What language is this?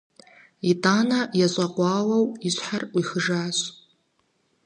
Kabardian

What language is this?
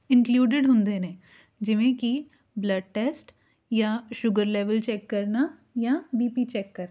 Punjabi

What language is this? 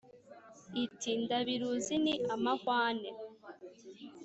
Kinyarwanda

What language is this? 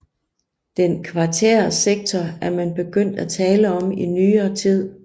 Danish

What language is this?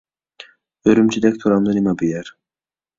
Uyghur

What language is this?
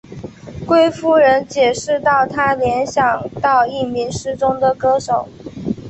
Chinese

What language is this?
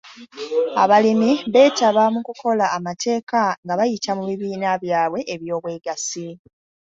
Ganda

